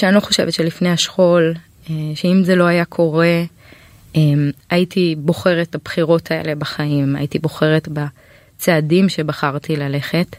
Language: Hebrew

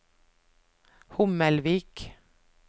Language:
Norwegian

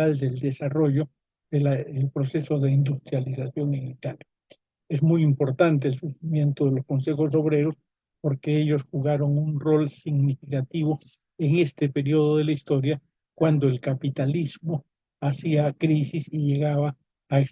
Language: Spanish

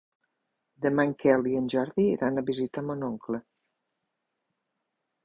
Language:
Catalan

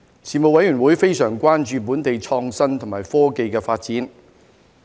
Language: Cantonese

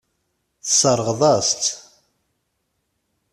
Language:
Kabyle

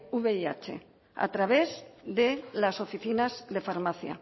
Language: Spanish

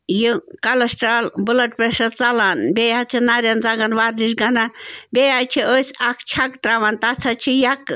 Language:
Kashmiri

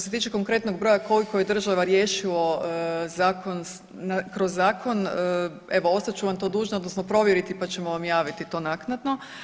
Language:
Croatian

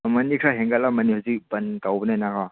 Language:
Manipuri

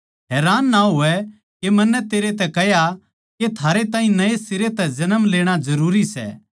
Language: Haryanvi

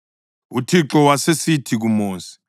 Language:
North Ndebele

